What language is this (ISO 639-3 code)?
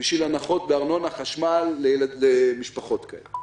heb